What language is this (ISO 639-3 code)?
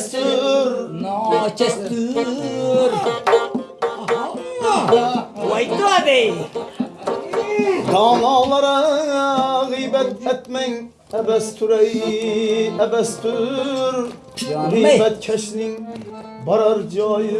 uzb